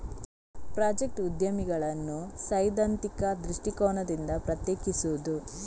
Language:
Kannada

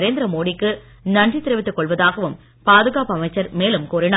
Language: Tamil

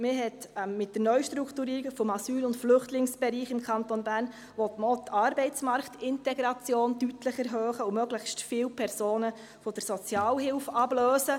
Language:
Swiss German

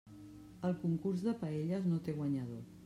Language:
Catalan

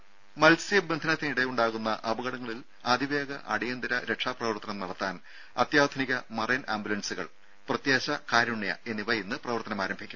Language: Malayalam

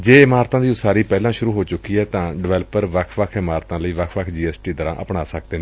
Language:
Punjabi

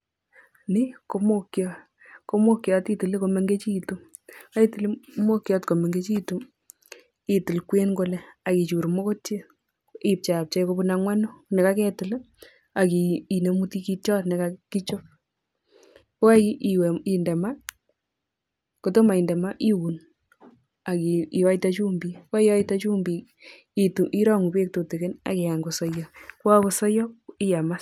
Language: Kalenjin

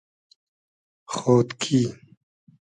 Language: Hazaragi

